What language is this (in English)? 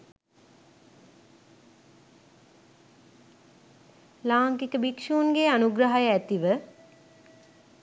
Sinhala